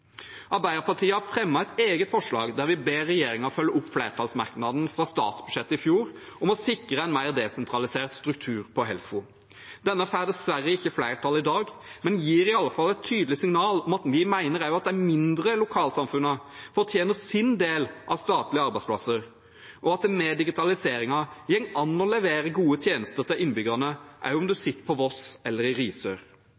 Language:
Norwegian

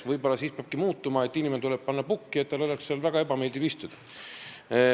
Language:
Estonian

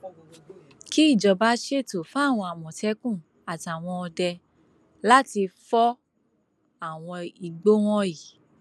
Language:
Yoruba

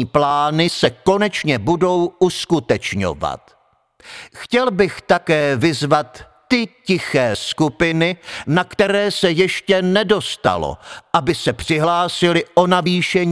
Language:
Czech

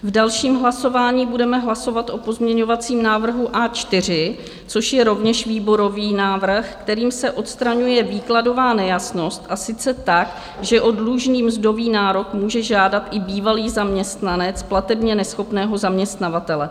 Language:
Czech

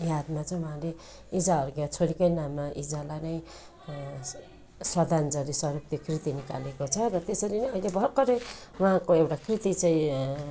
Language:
Nepali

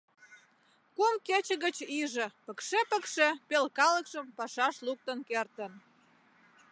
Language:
Mari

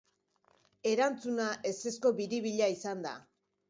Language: Basque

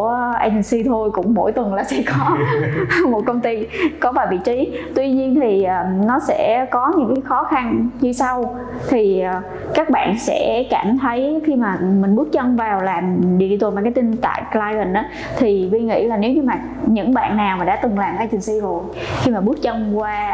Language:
Vietnamese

